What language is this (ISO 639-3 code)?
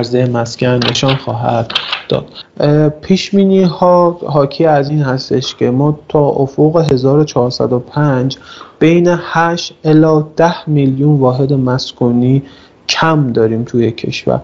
fas